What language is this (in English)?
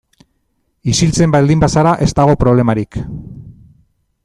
Basque